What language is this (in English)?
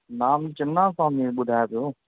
Sindhi